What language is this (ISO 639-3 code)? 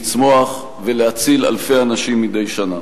heb